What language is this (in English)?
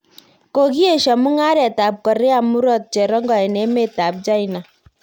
Kalenjin